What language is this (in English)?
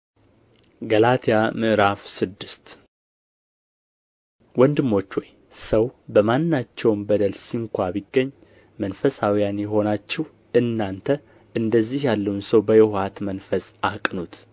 Amharic